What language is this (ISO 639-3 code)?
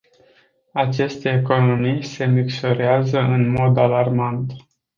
ron